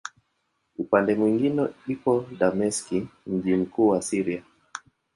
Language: Swahili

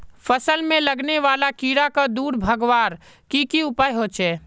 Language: Magahi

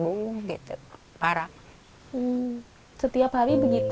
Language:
Indonesian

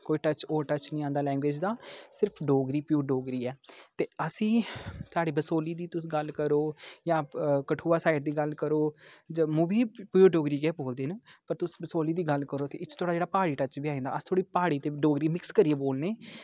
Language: Dogri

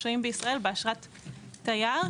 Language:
Hebrew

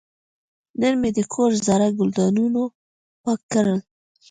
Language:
Pashto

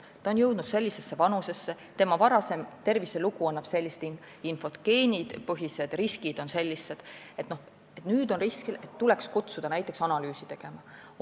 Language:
Estonian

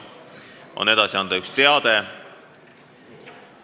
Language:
Estonian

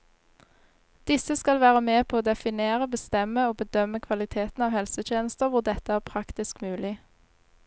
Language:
Norwegian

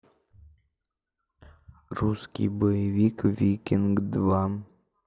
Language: Russian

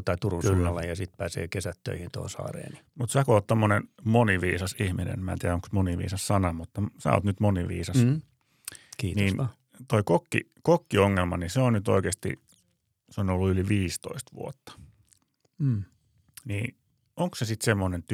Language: Finnish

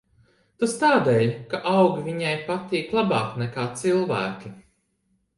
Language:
Latvian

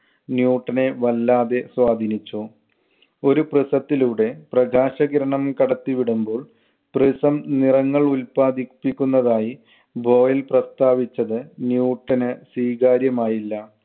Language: Malayalam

